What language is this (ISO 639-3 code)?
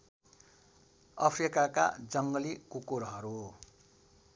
nep